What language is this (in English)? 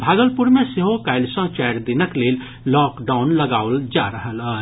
Maithili